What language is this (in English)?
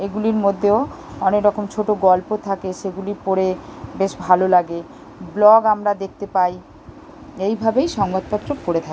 Bangla